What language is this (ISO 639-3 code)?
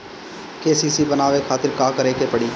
bho